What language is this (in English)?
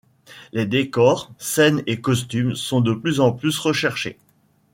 French